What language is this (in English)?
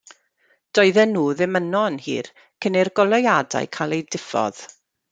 Welsh